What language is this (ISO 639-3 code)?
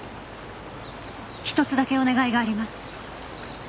jpn